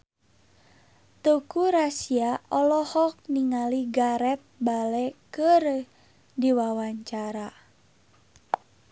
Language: Sundanese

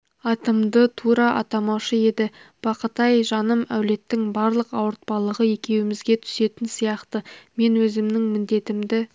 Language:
Kazakh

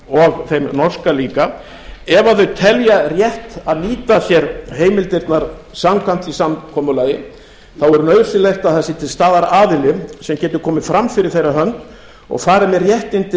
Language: Icelandic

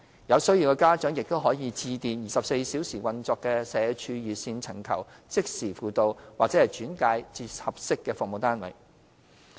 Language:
Cantonese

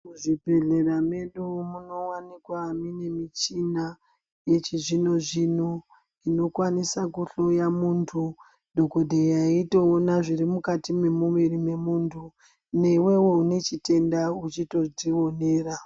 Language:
Ndau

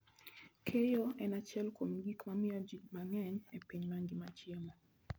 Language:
Luo (Kenya and Tanzania)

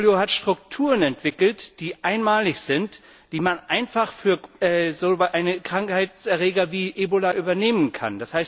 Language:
German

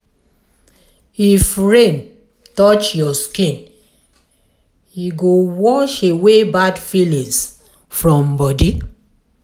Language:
Nigerian Pidgin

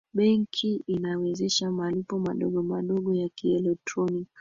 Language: Swahili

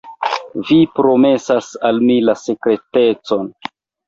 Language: Esperanto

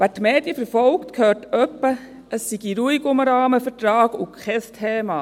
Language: Swiss German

